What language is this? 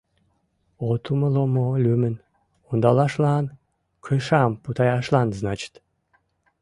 Mari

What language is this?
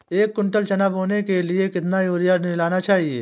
Hindi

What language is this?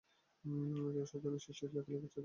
Bangla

